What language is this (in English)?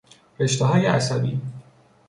Persian